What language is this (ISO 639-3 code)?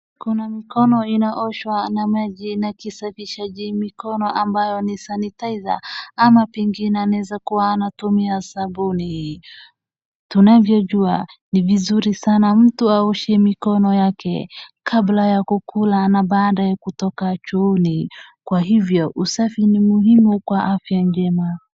swa